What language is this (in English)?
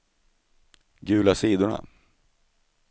Swedish